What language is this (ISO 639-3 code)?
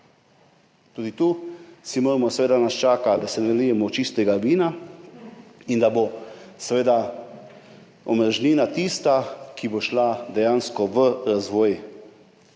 slv